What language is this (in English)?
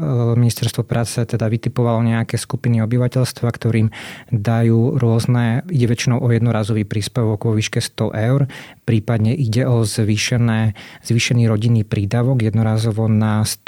Slovak